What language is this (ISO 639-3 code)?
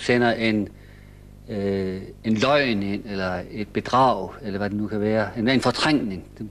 dan